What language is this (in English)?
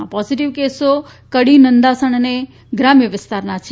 Gujarati